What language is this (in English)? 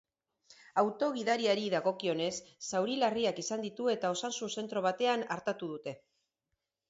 Basque